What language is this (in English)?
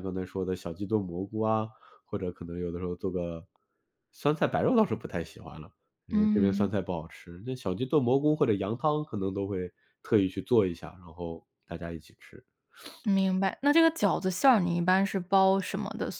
Chinese